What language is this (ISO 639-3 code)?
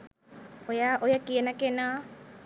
sin